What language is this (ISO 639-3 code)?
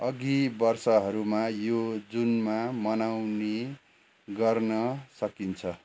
nep